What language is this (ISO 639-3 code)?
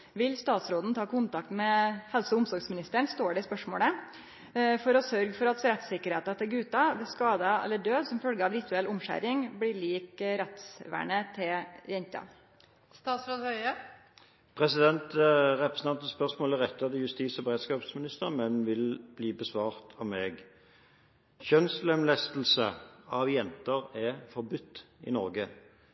nor